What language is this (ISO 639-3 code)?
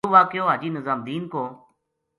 gju